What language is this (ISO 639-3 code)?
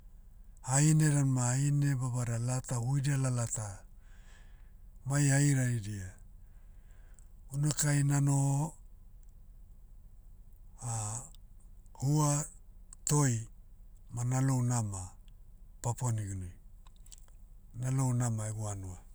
meu